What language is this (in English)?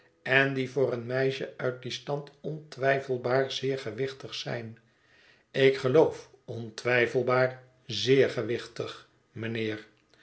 Dutch